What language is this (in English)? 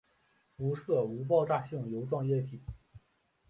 Chinese